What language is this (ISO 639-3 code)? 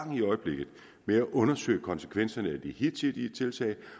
dan